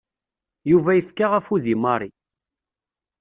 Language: Kabyle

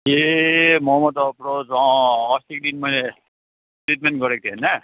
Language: Nepali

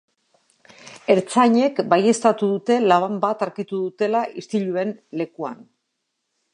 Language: Basque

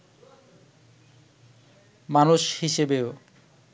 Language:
Bangla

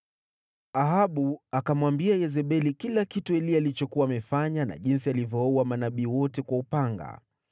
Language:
Swahili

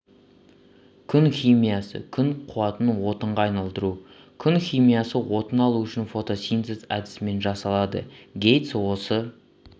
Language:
Kazakh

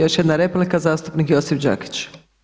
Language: Croatian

